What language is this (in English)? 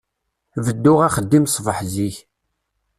Kabyle